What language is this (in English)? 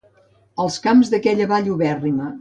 Catalan